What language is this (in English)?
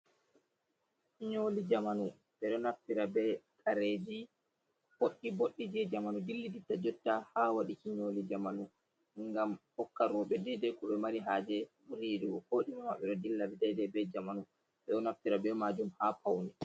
Fula